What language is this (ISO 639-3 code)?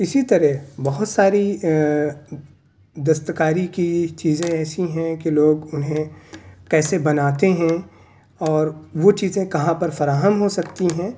urd